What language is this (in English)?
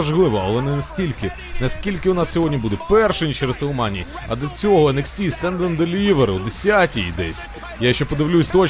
Ukrainian